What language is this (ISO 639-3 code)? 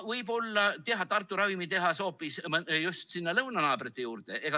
est